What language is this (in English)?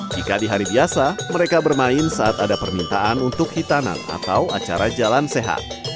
Indonesian